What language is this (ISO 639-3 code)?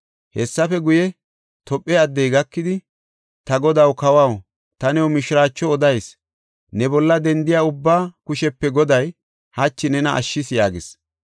gof